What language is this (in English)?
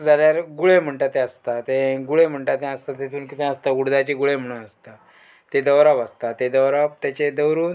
Konkani